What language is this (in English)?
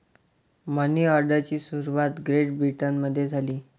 Marathi